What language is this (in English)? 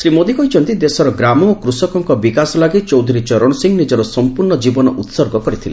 Odia